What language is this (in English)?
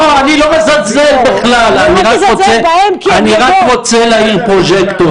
Hebrew